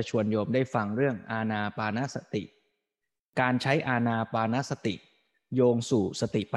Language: Thai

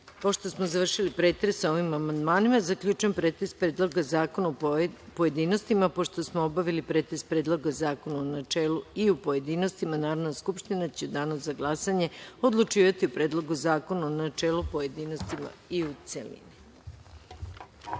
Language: Serbian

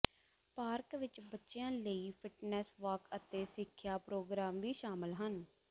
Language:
Punjabi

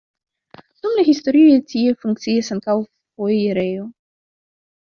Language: Esperanto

